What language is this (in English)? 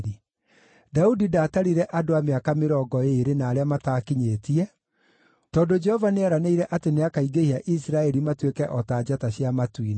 Kikuyu